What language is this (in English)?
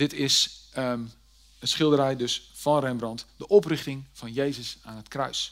Dutch